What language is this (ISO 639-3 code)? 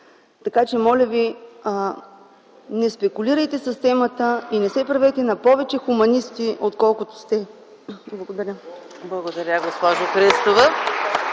bul